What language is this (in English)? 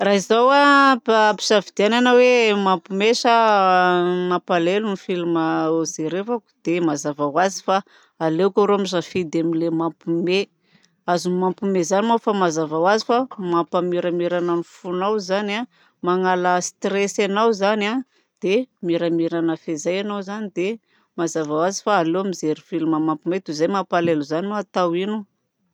Southern Betsimisaraka Malagasy